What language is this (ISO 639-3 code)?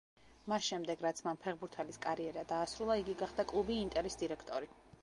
kat